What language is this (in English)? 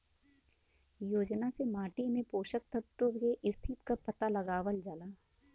Bhojpuri